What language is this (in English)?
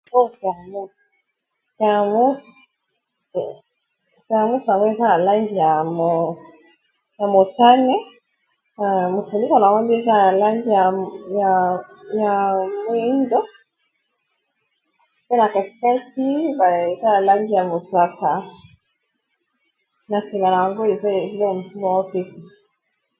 Lingala